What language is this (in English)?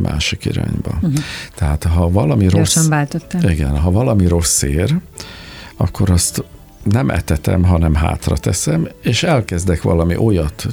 Hungarian